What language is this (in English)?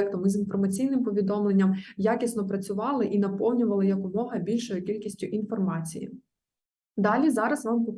Ukrainian